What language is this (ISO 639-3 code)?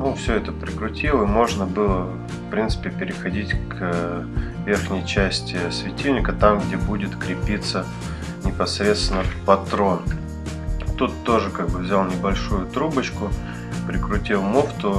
rus